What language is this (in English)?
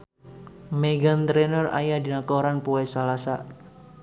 Sundanese